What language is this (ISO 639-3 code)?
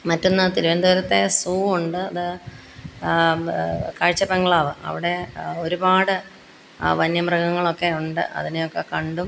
mal